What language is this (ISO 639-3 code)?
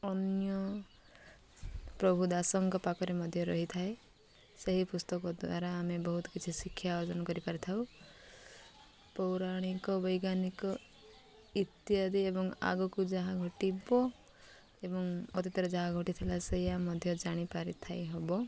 ori